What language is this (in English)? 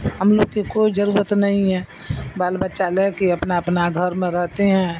Urdu